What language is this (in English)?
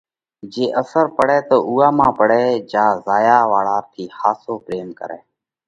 Parkari Koli